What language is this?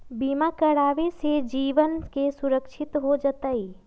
Magahi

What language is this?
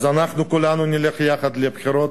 Hebrew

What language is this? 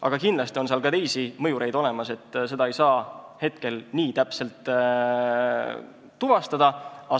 Estonian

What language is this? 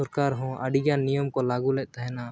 Santali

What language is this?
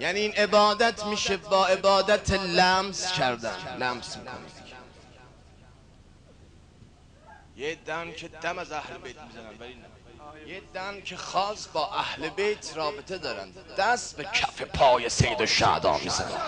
Persian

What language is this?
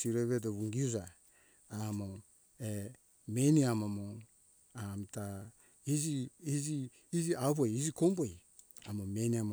Hunjara-Kaina Ke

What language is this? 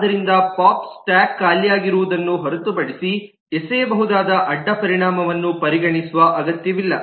Kannada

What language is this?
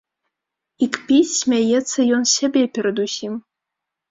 Belarusian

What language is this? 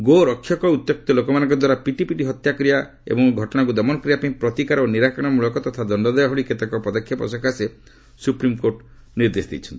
Odia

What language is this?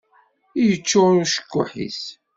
Kabyle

